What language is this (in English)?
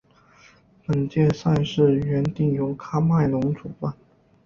Chinese